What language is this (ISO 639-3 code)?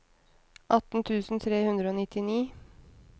nor